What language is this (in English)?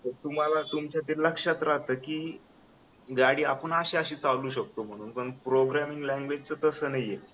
Marathi